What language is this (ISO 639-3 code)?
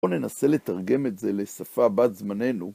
heb